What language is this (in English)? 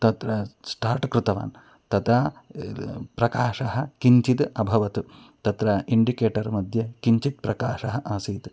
Sanskrit